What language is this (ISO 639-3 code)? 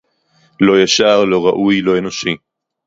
heb